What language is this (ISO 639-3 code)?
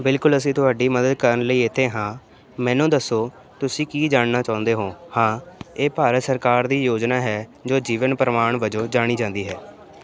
pan